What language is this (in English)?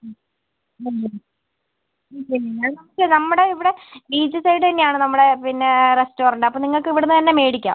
Malayalam